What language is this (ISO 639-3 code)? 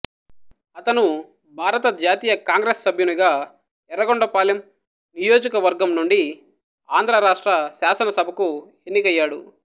tel